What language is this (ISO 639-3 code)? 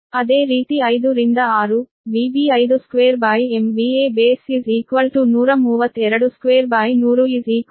kan